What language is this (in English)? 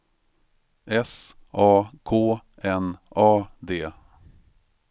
Swedish